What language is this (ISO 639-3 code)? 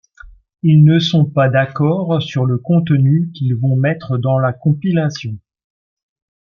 fra